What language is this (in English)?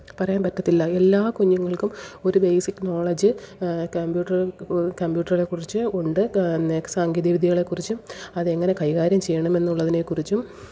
Malayalam